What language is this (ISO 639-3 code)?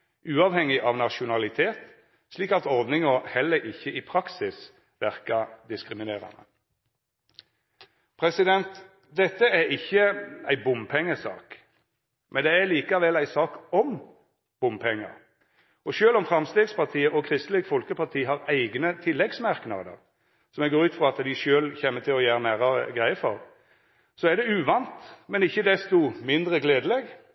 nno